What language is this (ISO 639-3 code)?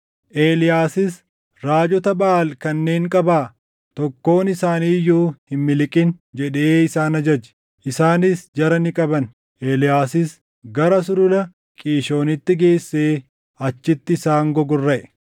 orm